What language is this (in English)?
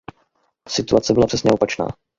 Czech